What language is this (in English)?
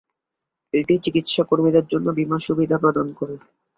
Bangla